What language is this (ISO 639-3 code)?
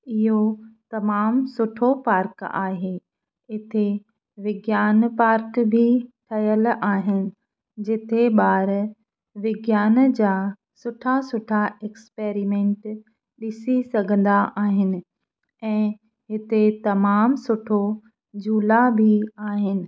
snd